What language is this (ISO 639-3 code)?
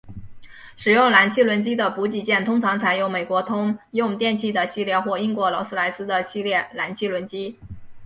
zho